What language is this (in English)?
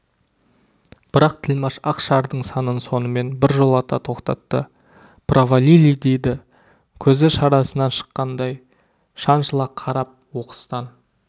Kazakh